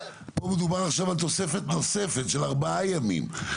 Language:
Hebrew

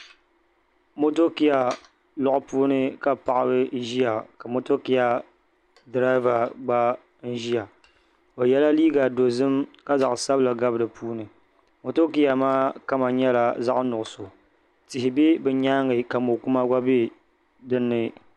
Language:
Dagbani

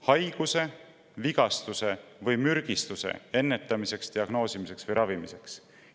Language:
Estonian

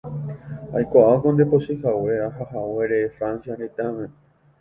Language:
Guarani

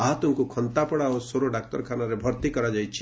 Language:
Odia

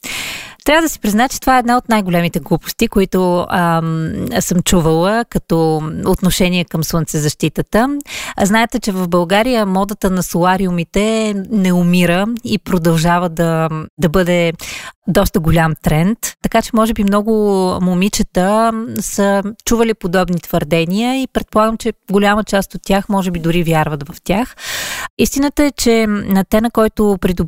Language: Bulgarian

